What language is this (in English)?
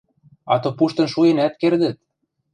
Western Mari